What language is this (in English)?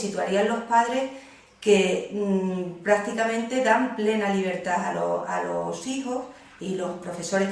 Spanish